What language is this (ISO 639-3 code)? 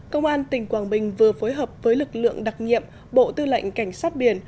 vie